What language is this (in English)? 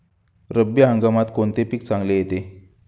Marathi